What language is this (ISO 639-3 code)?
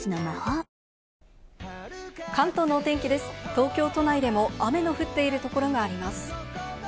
jpn